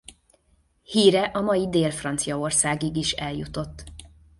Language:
Hungarian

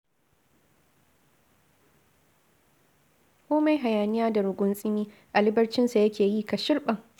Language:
Hausa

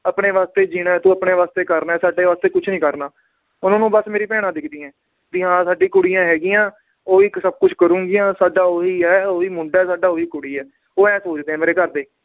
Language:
Punjabi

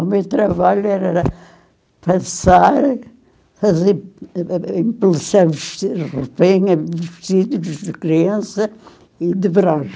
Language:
Portuguese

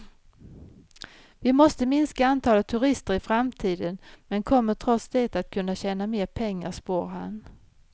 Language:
Swedish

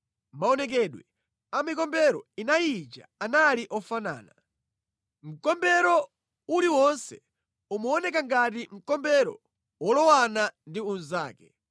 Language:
Nyanja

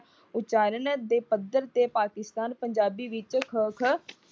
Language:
Punjabi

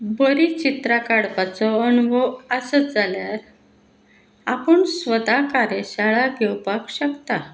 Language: Konkani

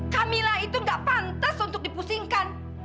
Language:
Indonesian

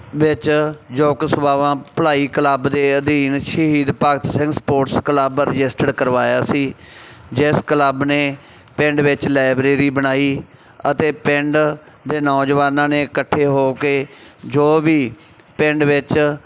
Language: Punjabi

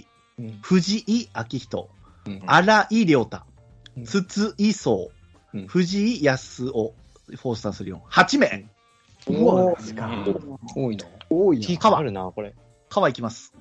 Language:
Japanese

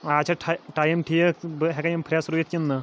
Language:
Kashmiri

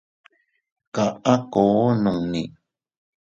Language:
Teutila Cuicatec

